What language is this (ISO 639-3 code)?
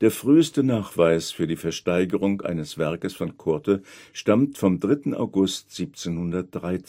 deu